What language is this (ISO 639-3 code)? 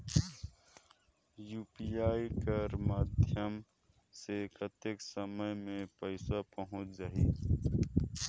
hne